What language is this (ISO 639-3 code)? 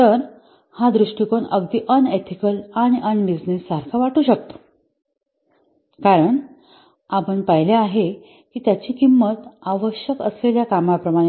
mar